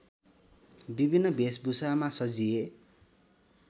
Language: Nepali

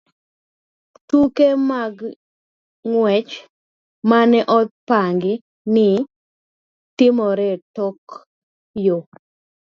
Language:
Luo (Kenya and Tanzania)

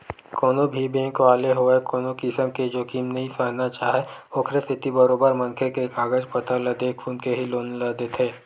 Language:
Chhattisgarhi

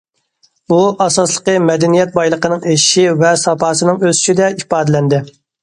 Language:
Uyghur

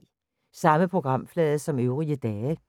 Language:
Danish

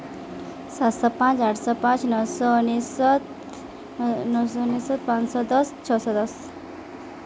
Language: Odia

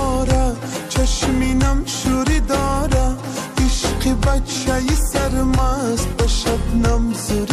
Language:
Persian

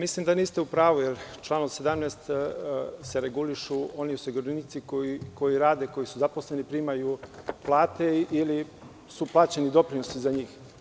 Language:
Serbian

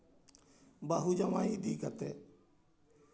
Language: Santali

